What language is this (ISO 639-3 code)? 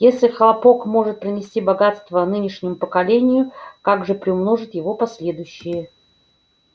rus